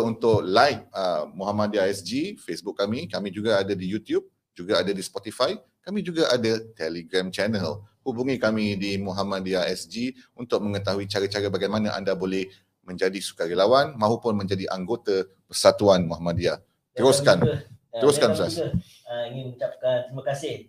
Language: Malay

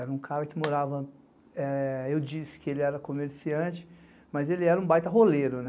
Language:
Portuguese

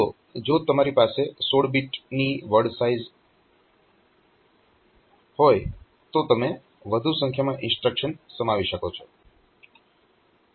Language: Gujarati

